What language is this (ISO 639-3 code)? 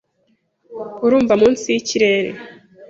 kin